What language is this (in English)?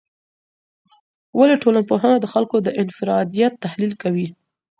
Pashto